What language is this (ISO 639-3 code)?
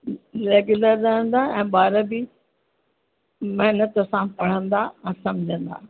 snd